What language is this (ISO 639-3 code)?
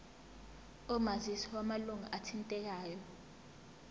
zul